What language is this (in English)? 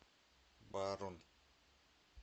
Russian